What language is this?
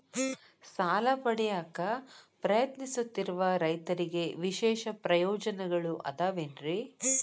Kannada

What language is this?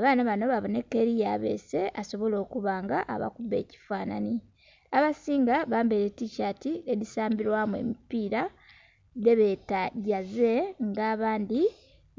Soga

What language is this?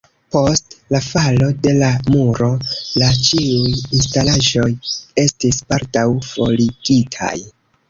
Esperanto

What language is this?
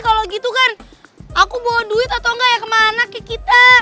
Indonesian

